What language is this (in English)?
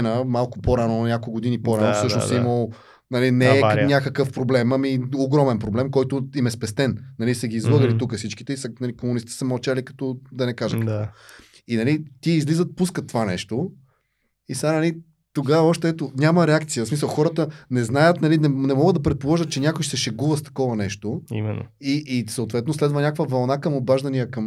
Bulgarian